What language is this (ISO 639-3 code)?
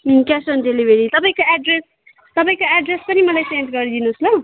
nep